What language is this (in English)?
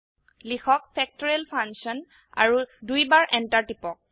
Assamese